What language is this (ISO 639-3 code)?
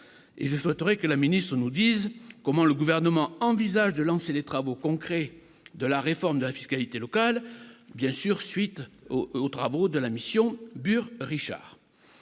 fra